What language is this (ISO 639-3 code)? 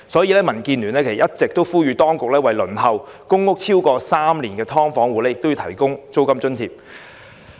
yue